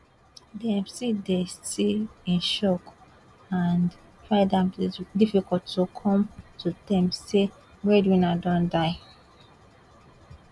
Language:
Nigerian Pidgin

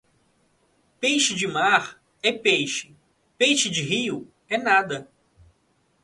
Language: Portuguese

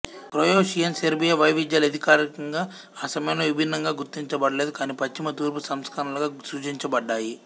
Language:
Telugu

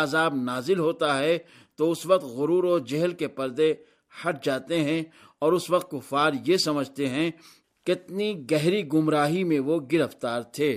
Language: Urdu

